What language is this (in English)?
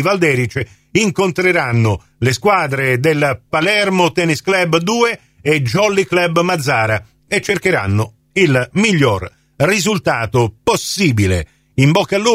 Italian